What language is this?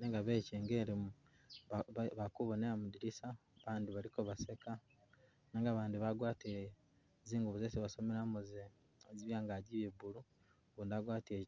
Masaaba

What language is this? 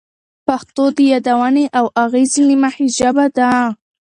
Pashto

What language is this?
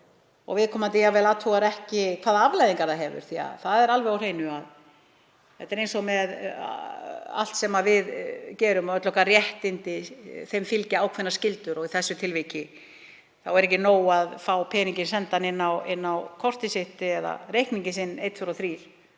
Icelandic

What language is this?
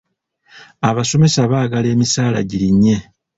Ganda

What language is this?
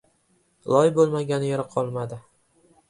Uzbek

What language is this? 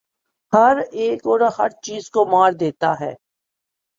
Urdu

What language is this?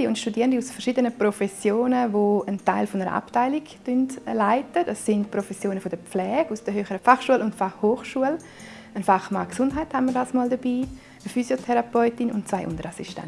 German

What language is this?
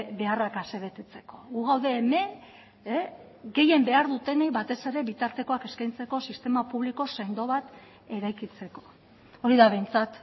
Basque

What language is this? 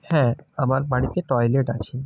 Bangla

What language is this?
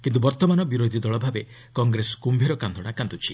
Odia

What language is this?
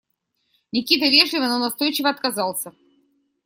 Russian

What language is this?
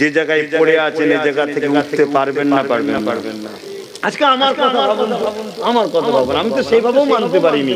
Bangla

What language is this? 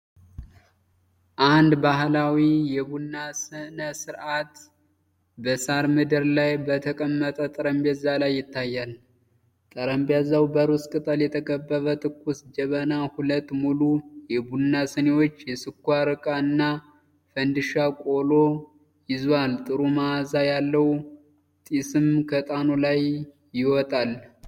Amharic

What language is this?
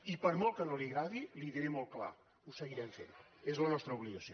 Catalan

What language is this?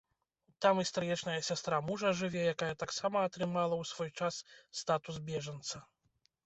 Belarusian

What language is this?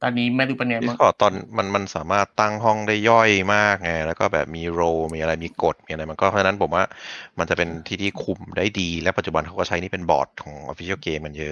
Thai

